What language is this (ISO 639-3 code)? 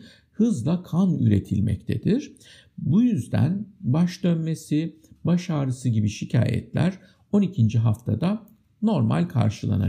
tur